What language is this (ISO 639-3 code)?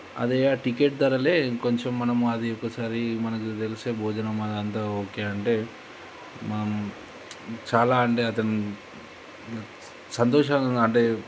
tel